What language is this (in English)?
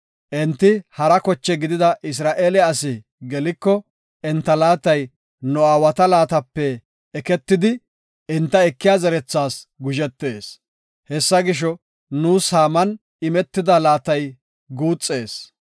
Gofa